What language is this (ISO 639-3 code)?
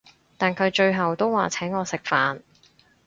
yue